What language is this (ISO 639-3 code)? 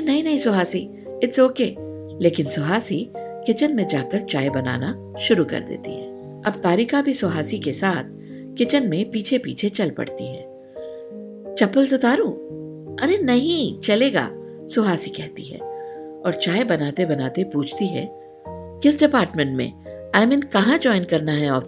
hin